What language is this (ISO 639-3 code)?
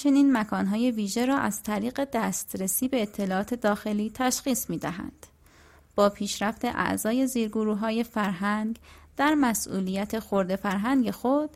fas